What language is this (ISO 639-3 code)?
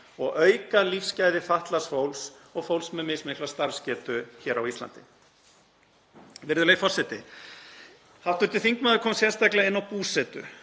isl